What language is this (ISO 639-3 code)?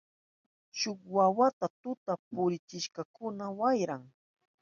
qup